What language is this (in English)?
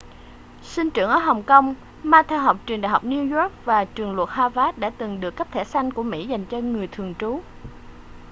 Vietnamese